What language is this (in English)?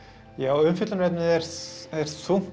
Icelandic